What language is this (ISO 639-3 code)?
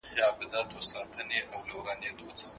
pus